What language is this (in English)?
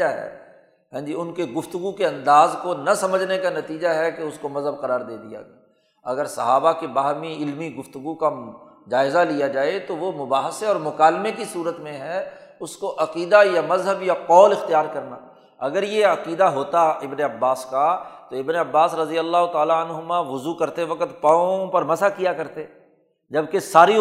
Urdu